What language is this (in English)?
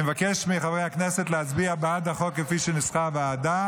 Hebrew